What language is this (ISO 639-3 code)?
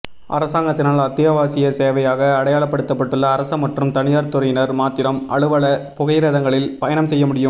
tam